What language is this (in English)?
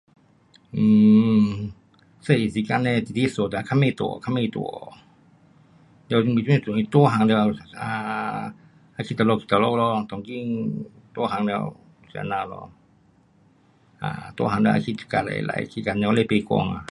Pu-Xian Chinese